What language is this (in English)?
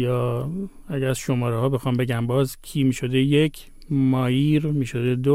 Persian